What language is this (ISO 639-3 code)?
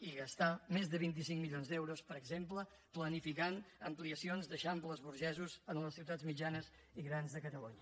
cat